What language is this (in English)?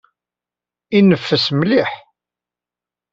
Kabyle